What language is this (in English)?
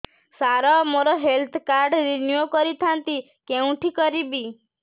Odia